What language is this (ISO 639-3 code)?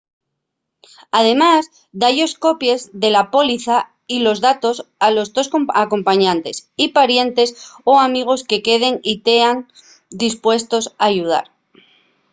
ast